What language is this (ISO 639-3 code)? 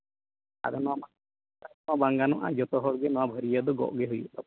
sat